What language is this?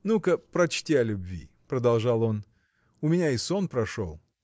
Russian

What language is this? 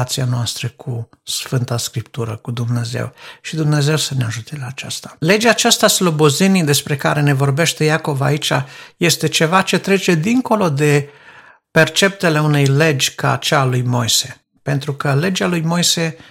Romanian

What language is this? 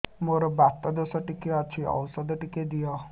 Odia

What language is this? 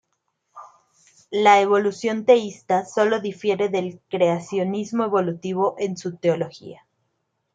Spanish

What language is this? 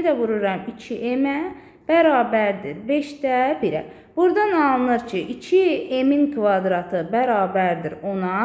Turkish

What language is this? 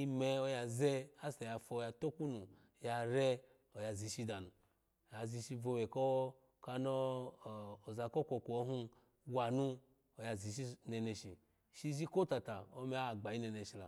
Alago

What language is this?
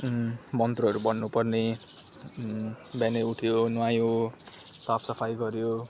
Nepali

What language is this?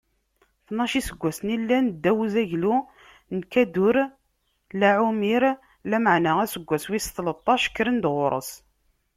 Kabyle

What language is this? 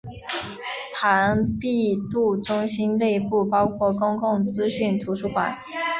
Chinese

